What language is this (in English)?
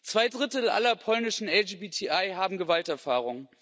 German